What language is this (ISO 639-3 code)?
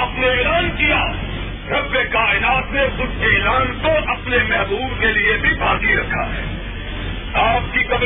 urd